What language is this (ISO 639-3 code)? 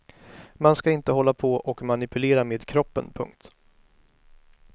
swe